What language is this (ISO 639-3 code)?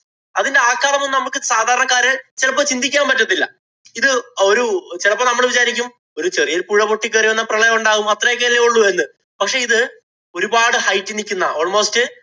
mal